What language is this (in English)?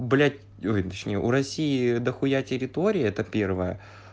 Russian